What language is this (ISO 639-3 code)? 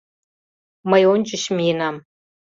chm